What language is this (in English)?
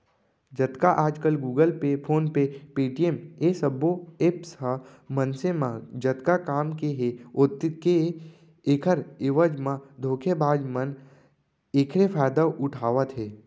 Chhattisgarhi